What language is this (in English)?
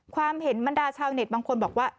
Thai